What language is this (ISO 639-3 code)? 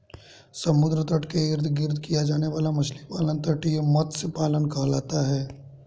hin